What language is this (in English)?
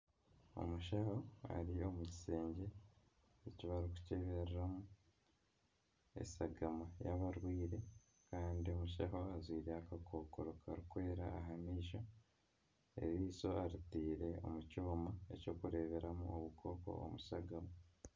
Nyankole